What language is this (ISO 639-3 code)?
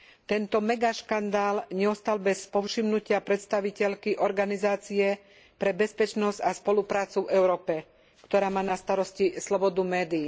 slk